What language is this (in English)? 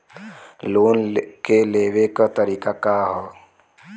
Bhojpuri